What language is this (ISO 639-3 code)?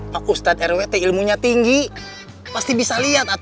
ind